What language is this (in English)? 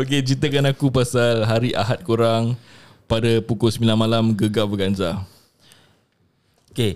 Malay